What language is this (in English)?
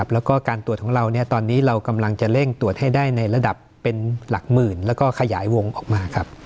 Thai